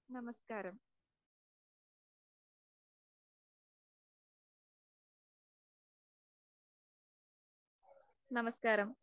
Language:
Malayalam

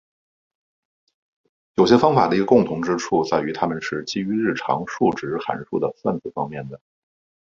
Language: Chinese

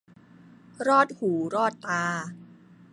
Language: Thai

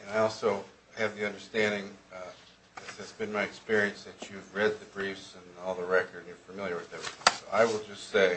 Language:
English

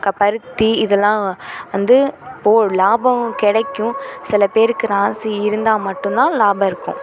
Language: Tamil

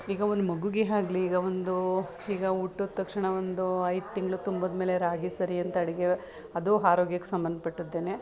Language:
Kannada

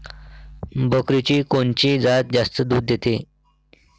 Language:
Marathi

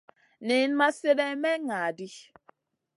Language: Masana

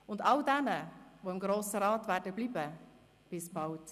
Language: Swiss German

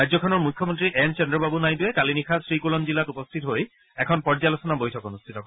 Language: Assamese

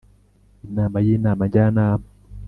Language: Kinyarwanda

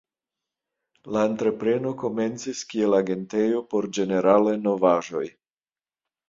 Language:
Esperanto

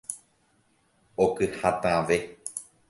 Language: Guarani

